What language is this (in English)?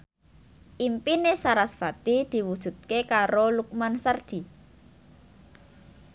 Javanese